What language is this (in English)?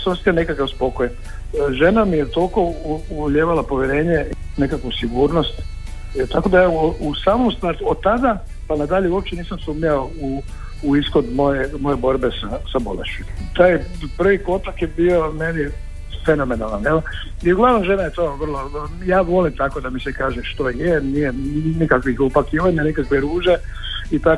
Croatian